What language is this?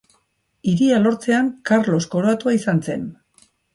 Basque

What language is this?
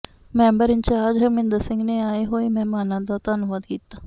Punjabi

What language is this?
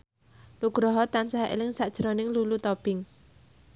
Javanese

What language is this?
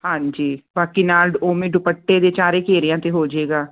Punjabi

